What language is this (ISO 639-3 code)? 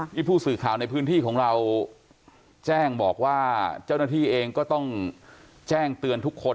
tha